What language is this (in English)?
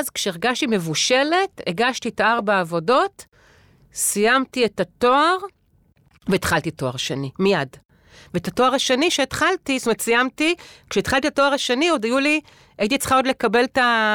Hebrew